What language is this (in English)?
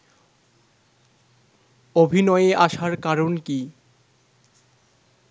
Bangla